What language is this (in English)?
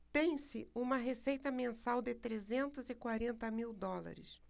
Portuguese